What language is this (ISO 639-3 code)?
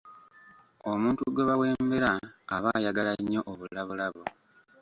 lug